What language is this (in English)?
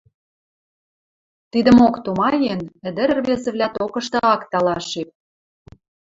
Western Mari